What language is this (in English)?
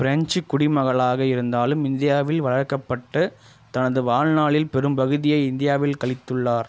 Tamil